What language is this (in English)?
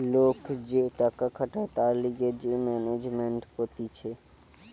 Bangla